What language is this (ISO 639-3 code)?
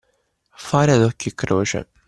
ita